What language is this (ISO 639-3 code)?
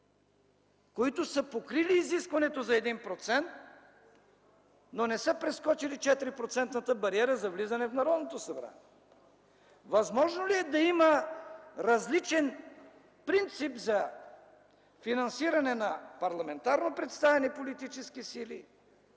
bul